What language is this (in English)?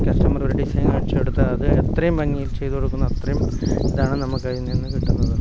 Malayalam